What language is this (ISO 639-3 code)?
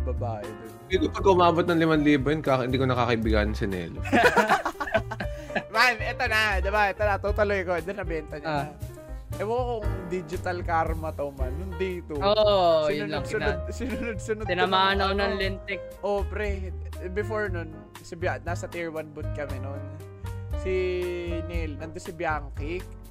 fil